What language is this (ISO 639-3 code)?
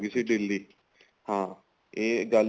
pan